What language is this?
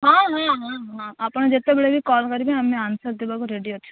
Odia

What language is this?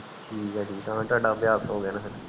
Punjabi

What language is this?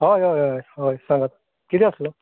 Konkani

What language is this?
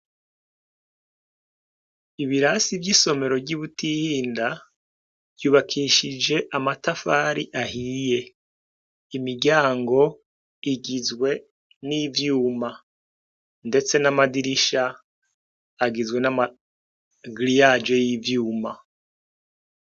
Rundi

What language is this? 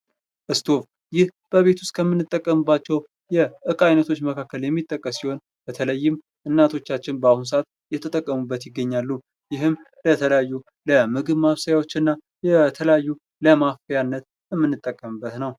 Amharic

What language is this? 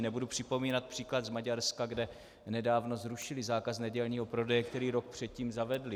Czech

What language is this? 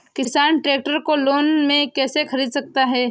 Hindi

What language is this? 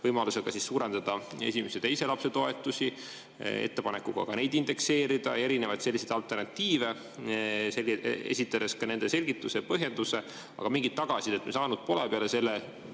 Estonian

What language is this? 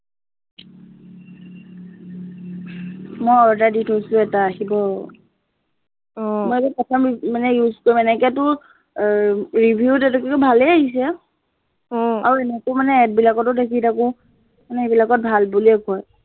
Assamese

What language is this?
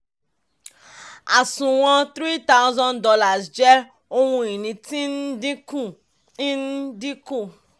Yoruba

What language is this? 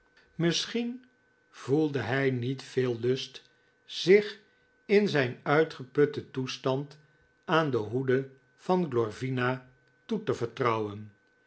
Dutch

